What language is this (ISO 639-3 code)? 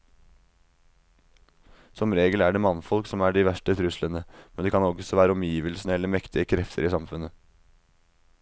nor